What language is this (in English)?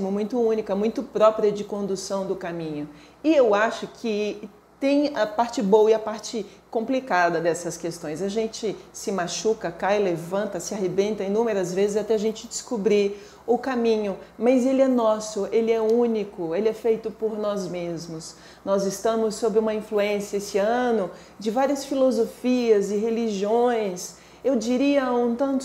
Portuguese